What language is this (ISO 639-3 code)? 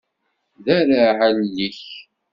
kab